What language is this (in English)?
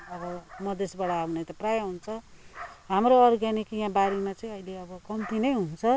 Nepali